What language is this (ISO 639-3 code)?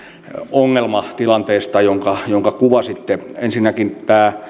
fin